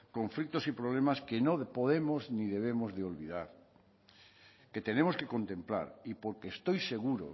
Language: Spanish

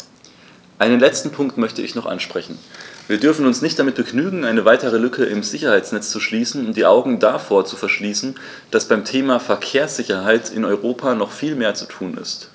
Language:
German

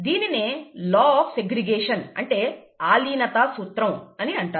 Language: Telugu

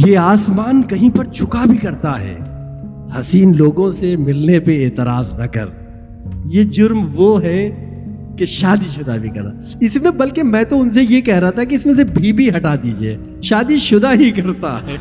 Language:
Urdu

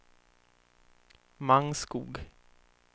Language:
Swedish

